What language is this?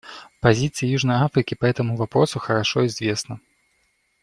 Russian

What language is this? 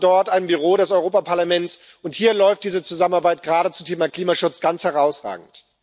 German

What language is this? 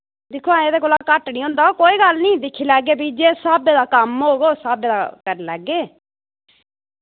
Dogri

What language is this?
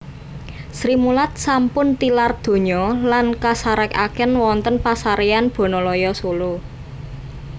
Javanese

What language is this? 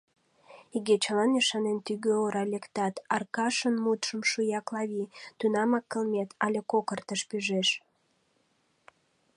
Mari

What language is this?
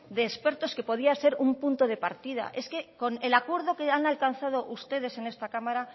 Spanish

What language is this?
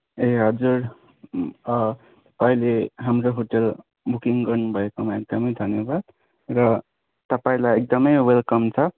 Nepali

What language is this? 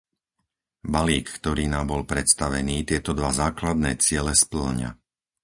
Slovak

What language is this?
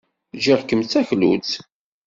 Kabyle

